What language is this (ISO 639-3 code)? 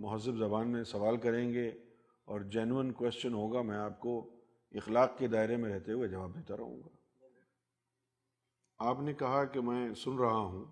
urd